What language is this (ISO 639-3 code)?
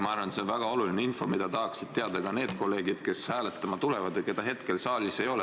est